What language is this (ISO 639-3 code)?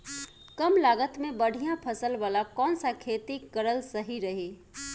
bho